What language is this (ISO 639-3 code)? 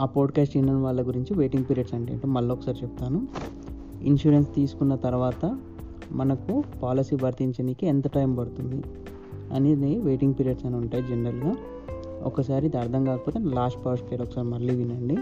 tel